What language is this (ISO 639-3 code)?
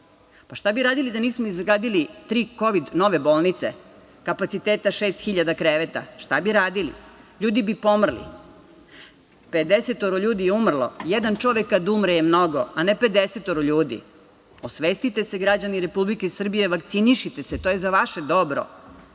srp